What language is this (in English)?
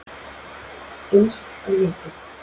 Icelandic